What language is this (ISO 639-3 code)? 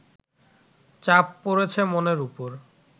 ben